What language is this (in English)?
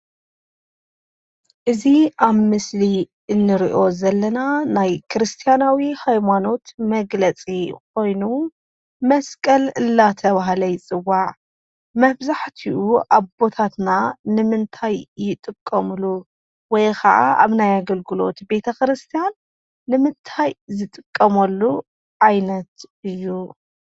Tigrinya